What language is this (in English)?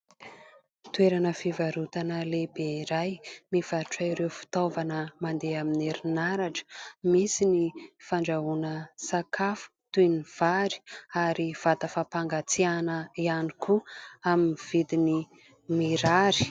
Malagasy